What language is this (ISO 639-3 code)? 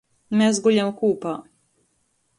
ltg